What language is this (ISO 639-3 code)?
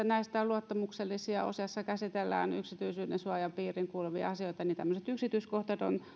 fin